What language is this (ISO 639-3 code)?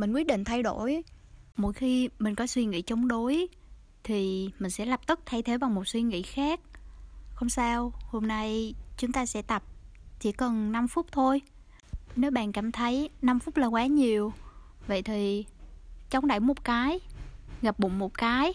vie